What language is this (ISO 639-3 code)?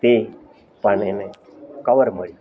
guj